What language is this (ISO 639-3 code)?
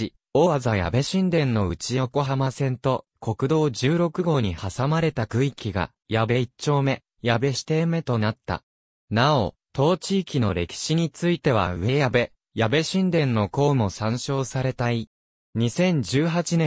jpn